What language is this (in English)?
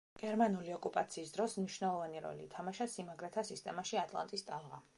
Georgian